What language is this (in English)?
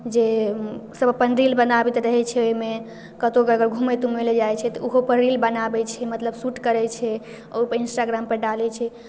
Maithili